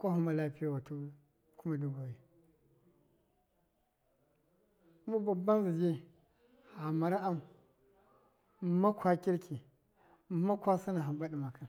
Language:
Miya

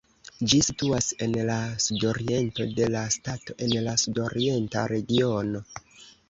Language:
Esperanto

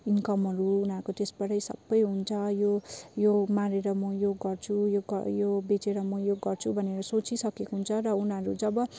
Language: Nepali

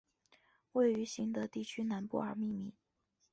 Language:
Chinese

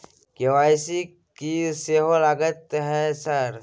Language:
Maithili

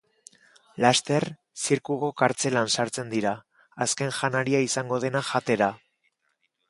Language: Basque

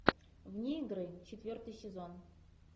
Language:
Russian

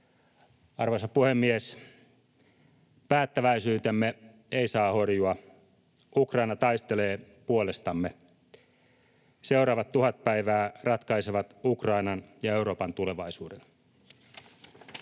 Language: Finnish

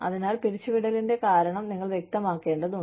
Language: Malayalam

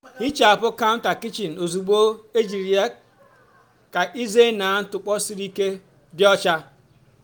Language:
Igbo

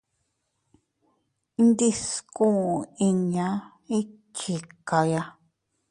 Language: Teutila Cuicatec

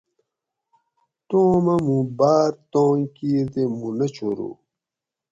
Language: Gawri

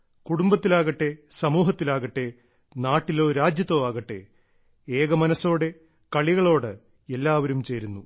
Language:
Malayalam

